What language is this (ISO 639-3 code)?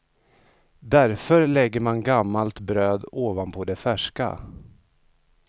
swe